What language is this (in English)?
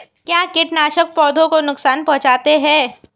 Hindi